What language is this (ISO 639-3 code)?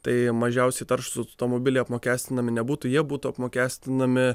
lit